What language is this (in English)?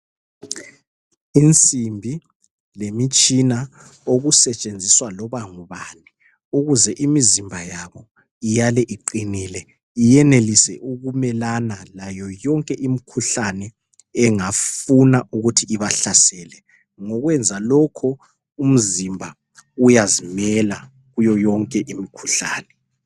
North Ndebele